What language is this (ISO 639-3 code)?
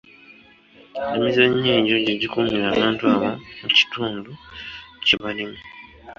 lug